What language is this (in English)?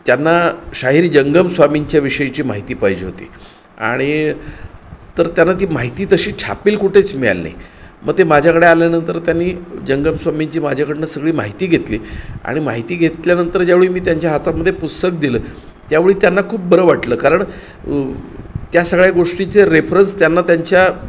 Marathi